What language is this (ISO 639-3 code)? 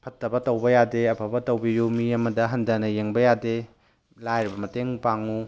mni